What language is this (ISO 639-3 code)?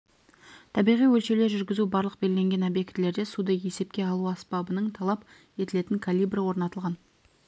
kaz